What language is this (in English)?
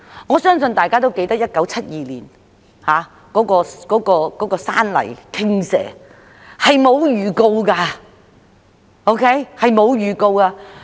Cantonese